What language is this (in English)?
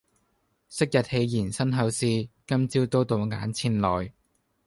Cantonese